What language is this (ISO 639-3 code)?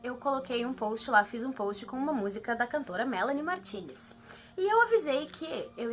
por